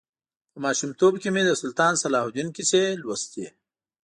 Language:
Pashto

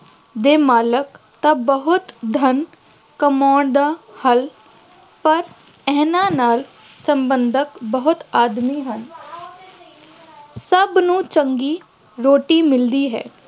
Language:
Punjabi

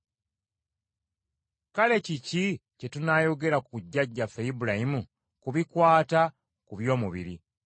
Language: Ganda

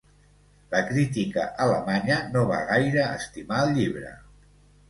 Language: Catalan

